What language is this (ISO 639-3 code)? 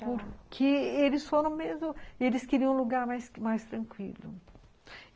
por